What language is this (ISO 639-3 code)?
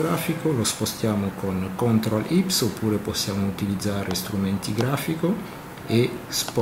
ita